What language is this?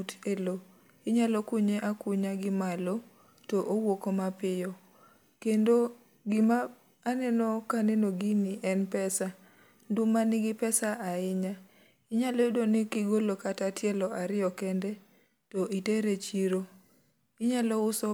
Luo (Kenya and Tanzania)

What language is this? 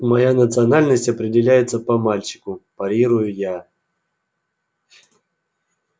Russian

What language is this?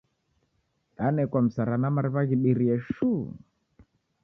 Taita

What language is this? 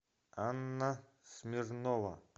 Russian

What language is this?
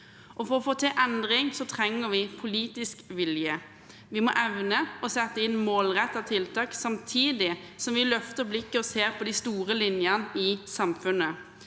Norwegian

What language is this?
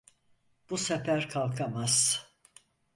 Turkish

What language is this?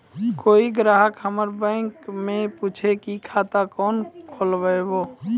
Maithili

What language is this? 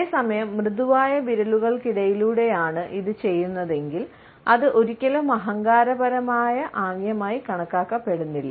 Malayalam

